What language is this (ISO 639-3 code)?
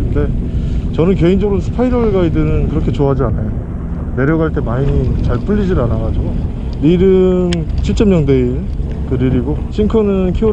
kor